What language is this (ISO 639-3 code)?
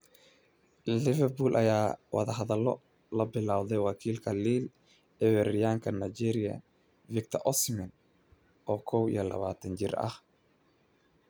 som